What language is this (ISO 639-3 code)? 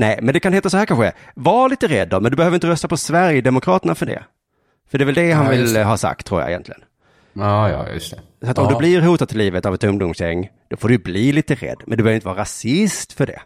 swe